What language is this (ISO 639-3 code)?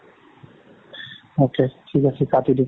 asm